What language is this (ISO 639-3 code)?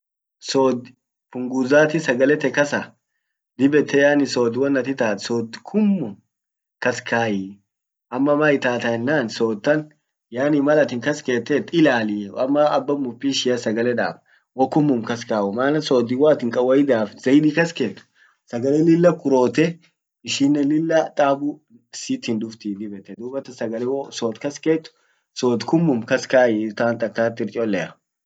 orc